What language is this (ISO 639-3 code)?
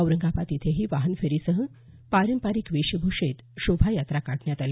mar